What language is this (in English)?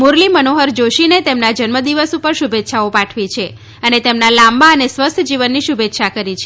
Gujarati